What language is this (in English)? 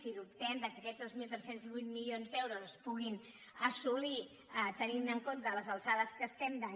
Catalan